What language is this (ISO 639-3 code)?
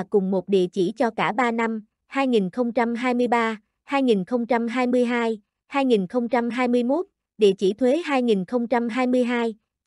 vie